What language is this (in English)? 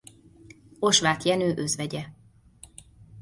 Hungarian